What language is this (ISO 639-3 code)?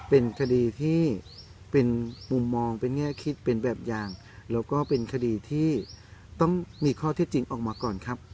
tha